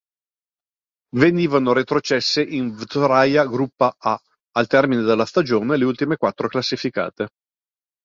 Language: Italian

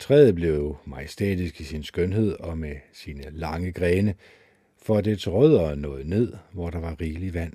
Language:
Danish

